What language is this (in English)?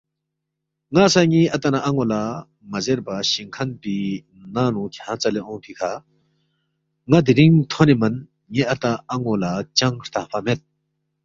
Balti